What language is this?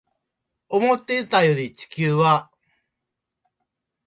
Japanese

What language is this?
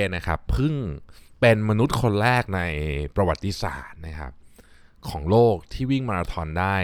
Thai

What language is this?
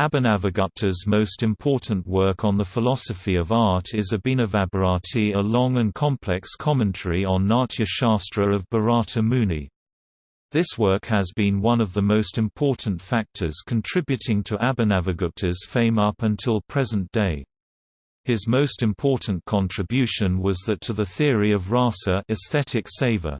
English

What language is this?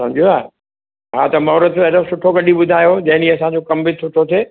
Sindhi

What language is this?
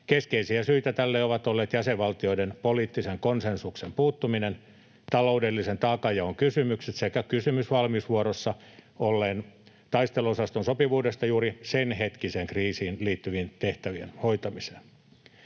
Finnish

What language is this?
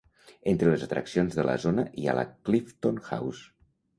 Catalan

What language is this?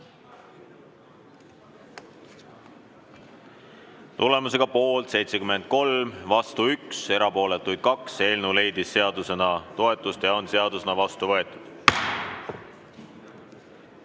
Estonian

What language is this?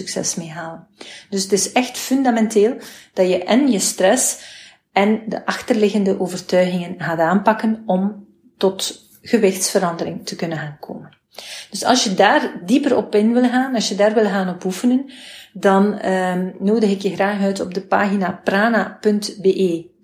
Dutch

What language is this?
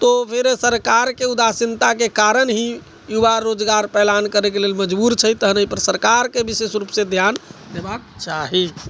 Maithili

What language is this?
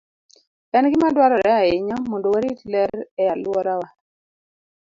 Luo (Kenya and Tanzania)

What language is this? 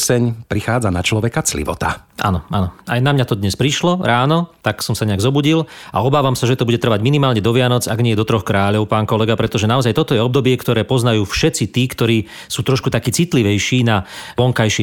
Slovak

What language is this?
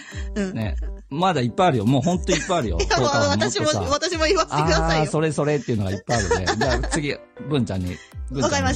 Japanese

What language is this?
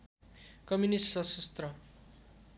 Nepali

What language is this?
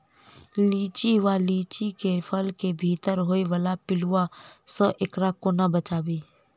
Maithili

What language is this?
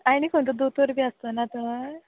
Konkani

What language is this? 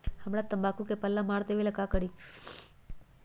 Magahi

